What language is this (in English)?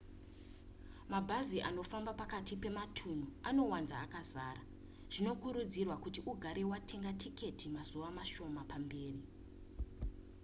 Shona